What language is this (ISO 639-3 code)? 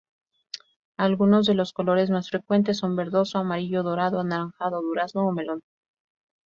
spa